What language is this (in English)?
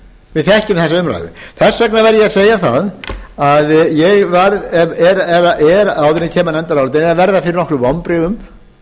Icelandic